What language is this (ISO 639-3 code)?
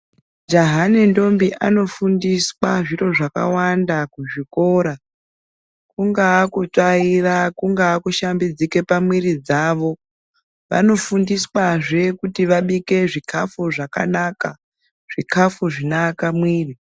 ndc